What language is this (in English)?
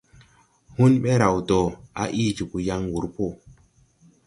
Tupuri